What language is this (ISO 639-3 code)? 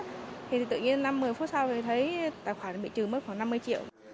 vie